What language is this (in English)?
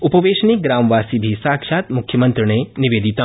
Sanskrit